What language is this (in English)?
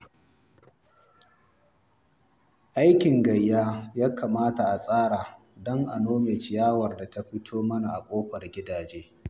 Hausa